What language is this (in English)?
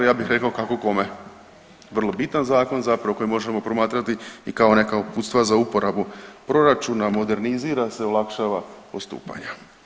Croatian